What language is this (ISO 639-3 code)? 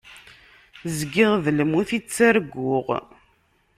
kab